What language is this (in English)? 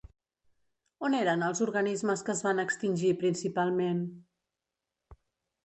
Catalan